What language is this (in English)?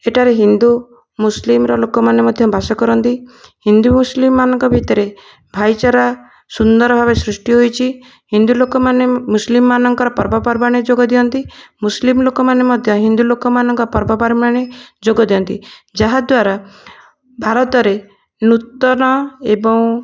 Odia